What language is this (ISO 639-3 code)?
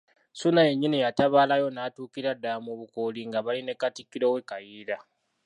lug